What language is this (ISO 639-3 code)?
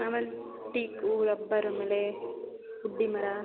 kan